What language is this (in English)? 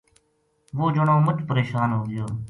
Gujari